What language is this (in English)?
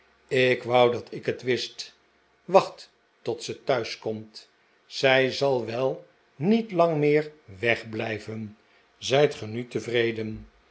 Dutch